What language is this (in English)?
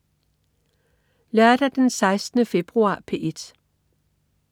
Danish